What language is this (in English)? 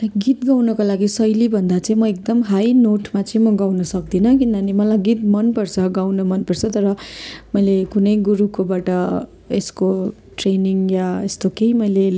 Nepali